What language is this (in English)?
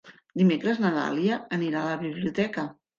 Catalan